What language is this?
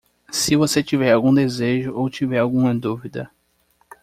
Portuguese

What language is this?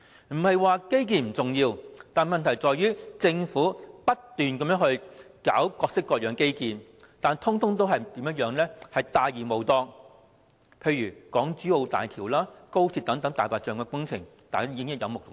Cantonese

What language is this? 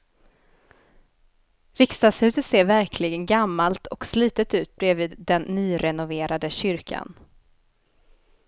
Swedish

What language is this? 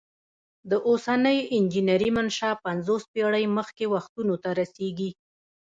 Pashto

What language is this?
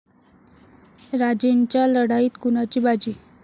Marathi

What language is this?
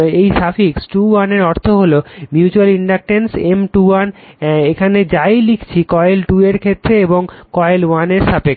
Bangla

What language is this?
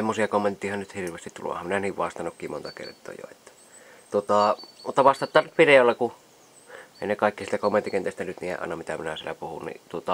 Finnish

